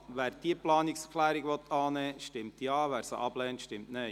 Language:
Swiss German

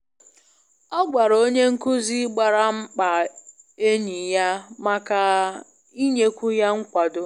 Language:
Igbo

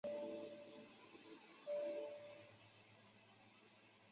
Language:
Chinese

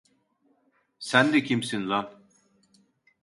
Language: Turkish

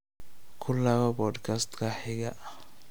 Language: Somali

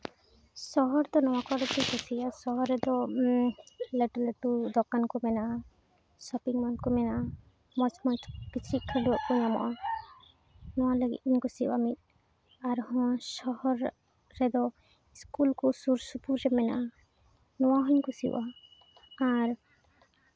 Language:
Santali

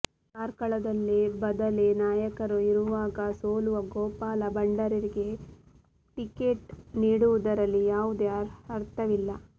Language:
Kannada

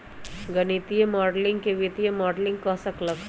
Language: Magahi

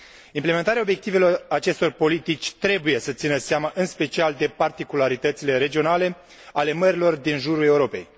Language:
Romanian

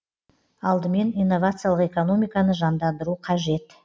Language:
Kazakh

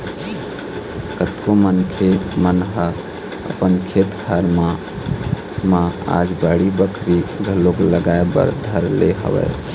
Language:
Chhattisgarhi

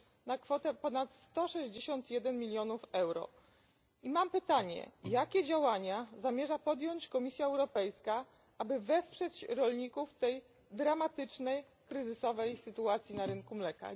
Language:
Polish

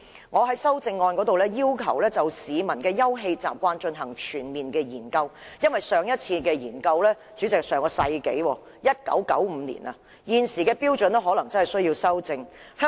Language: Cantonese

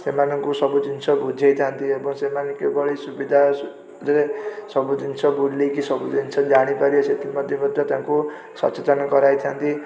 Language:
Odia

